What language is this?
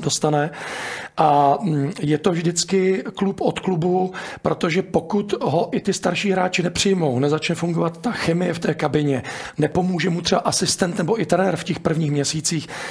Czech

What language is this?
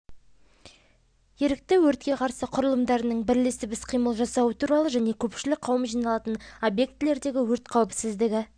Kazakh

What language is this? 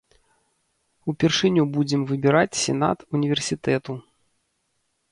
Belarusian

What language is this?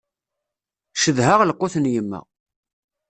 Kabyle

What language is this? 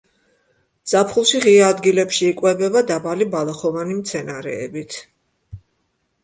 Georgian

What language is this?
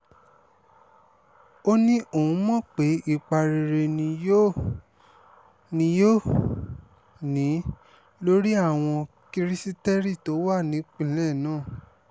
Yoruba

